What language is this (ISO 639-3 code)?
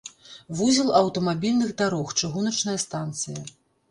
bel